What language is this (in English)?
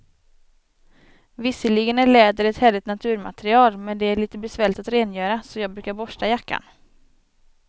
Swedish